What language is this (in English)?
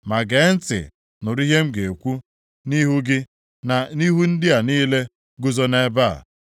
Igbo